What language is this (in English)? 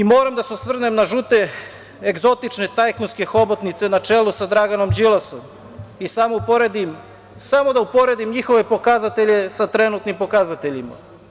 Serbian